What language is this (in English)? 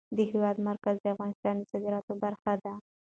Pashto